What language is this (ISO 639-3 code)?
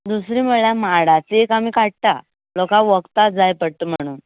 kok